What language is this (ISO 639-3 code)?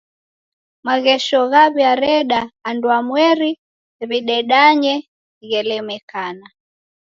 dav